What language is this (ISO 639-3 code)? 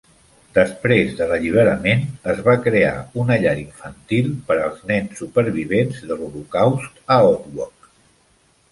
cat